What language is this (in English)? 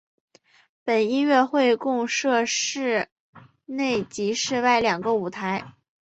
Chinese